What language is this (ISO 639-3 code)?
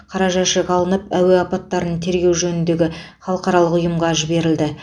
kaz